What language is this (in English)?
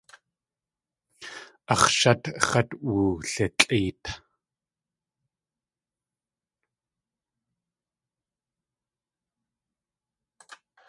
Tlingit